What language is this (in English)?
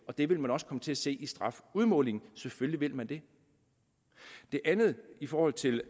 Danish